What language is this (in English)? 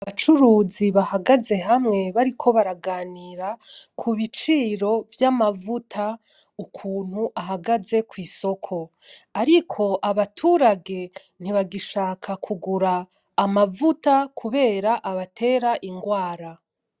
Rundi